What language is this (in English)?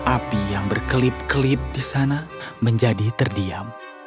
Indonesian